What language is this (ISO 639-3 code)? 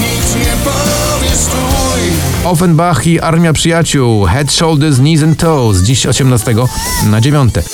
pol